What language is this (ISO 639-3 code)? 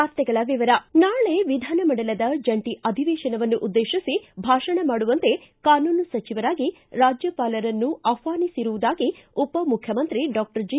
kan